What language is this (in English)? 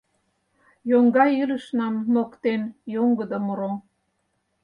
Mari